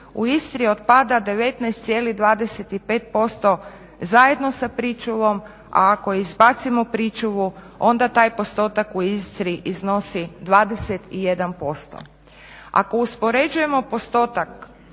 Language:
Croatian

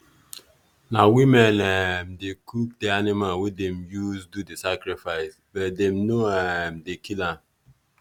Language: Nigerian Pidgin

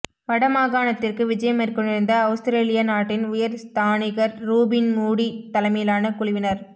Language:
Tamil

